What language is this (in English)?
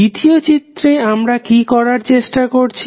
Bangla